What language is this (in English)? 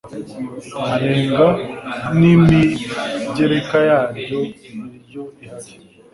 Kinyarwanda